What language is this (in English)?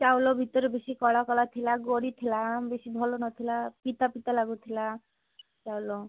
Odia